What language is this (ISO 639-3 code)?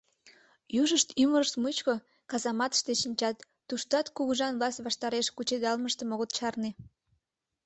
chm